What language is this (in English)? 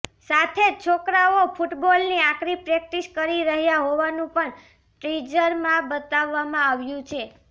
Gujarati